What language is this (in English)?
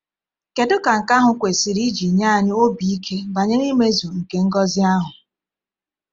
Igbo